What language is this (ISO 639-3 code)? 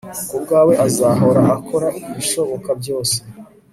kin